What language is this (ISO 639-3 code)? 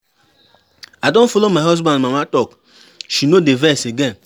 pcm